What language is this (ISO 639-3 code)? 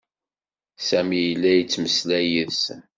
kab